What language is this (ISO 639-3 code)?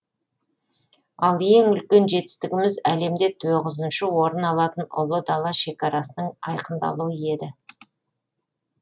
kaz